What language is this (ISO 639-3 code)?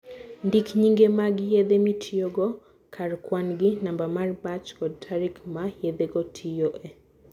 luo